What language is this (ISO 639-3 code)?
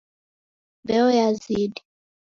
dav